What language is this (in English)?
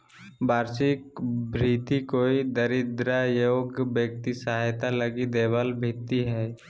Magahi